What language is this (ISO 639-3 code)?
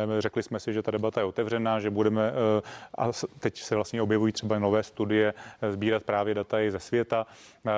ces